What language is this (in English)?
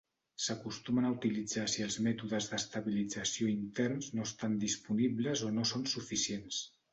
Catalan